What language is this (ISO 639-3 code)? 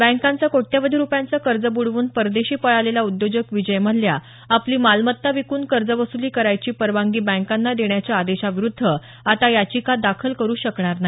mar